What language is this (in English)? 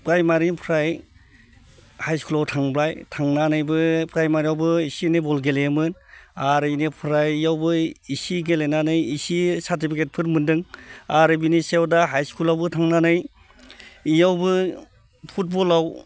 Bodo